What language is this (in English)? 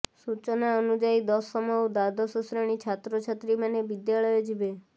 Odia